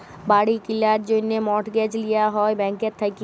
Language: Bangla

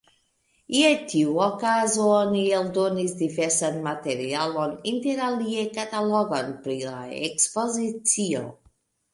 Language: Esperanto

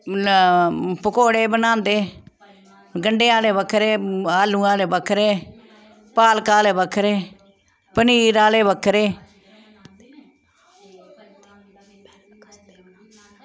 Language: Dogri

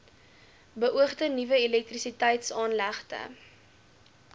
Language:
Afrikaans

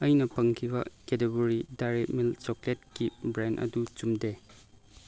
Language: Manipuri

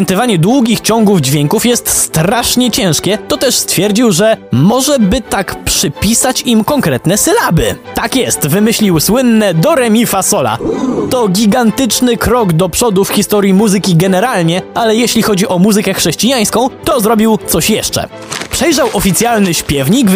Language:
Polish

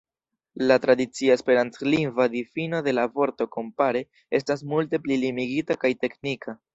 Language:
Esperanto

